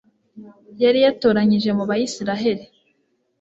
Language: Kinyarwanda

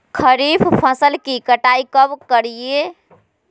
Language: Magahi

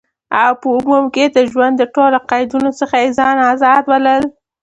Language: Pashto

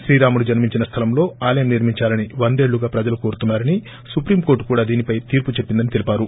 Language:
Telugu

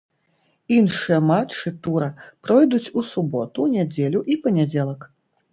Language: Belarusian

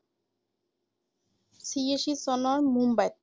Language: Assamese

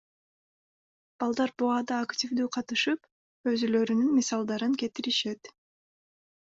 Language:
Kyrgyz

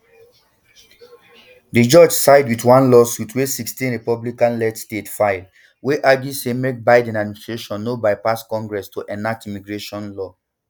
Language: Nigerian Pidgin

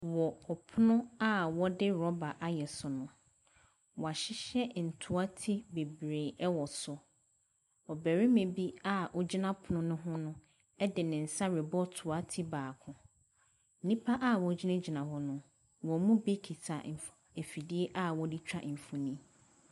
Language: Akan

